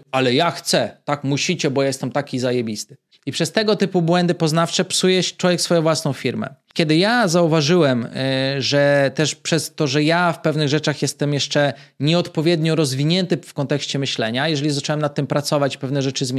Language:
Polish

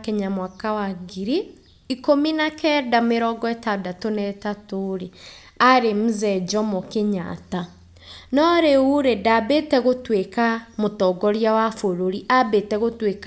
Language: Kikuyu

